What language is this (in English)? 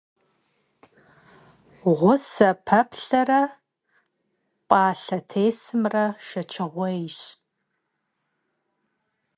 Kabardian